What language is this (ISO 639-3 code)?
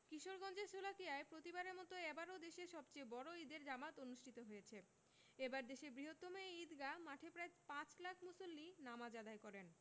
ben